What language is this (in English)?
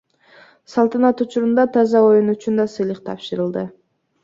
Kyrgyz